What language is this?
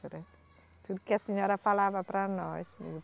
Portuguese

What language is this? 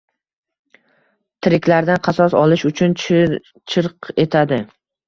Uzbek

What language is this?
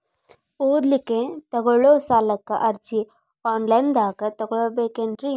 Kannada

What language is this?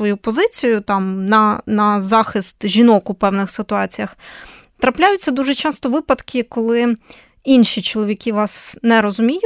Ukrainian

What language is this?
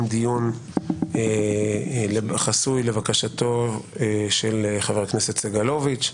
Hebrew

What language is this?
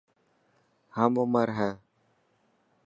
Dhatki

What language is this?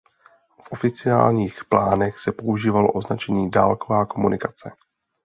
Czech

